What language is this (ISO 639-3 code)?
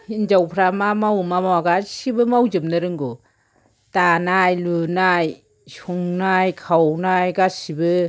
brx